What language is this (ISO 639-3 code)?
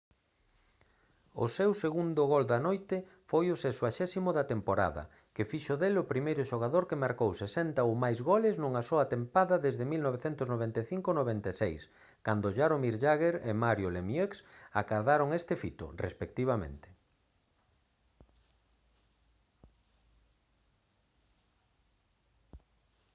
glg